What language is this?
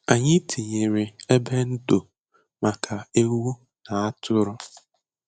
Igbo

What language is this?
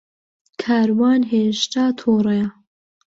Central Kurdish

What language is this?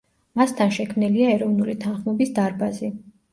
Georgian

